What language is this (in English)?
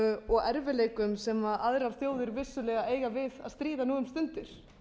Icelandic